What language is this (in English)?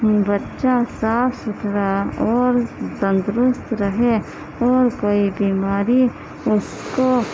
Urdu